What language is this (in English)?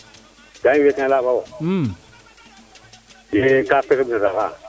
Serer